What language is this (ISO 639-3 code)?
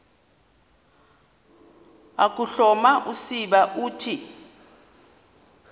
xho